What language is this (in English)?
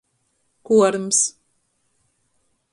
Latgalian